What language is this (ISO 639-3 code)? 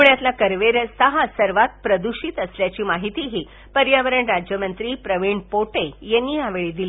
mar